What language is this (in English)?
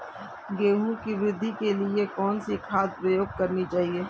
Hindi